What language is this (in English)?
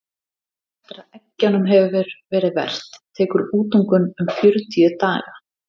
Icelandic